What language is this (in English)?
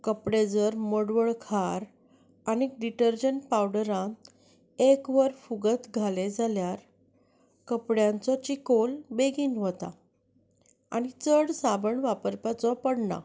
Konkani